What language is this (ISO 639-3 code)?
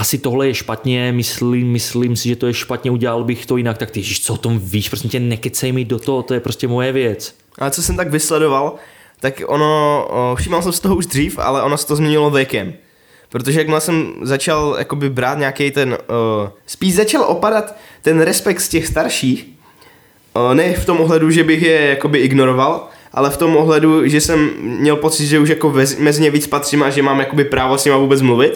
ces